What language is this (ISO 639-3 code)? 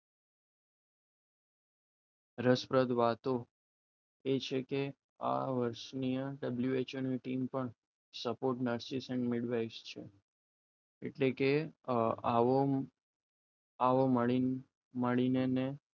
guj